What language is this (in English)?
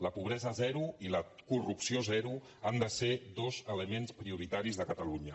Catalan